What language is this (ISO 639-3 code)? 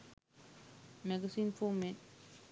sin